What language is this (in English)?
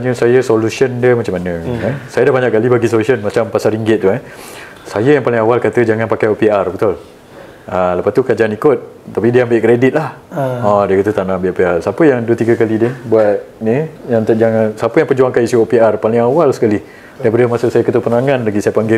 Malay